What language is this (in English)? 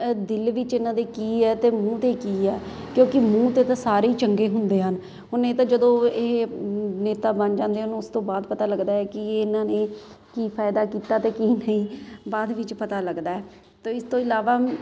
Punjabi